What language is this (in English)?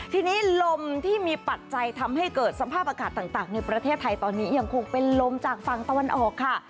Thai